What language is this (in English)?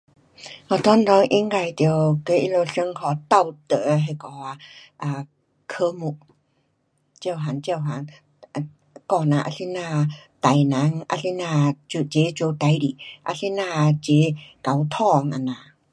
Pu-Xian Chinese